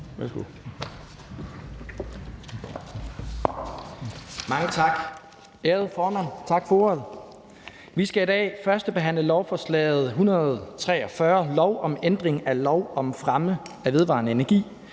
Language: Danish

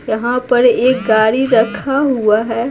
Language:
Hindi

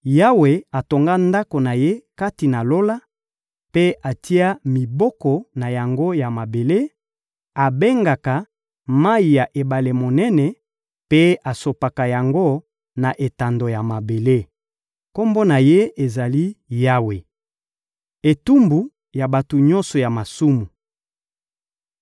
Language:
Lingala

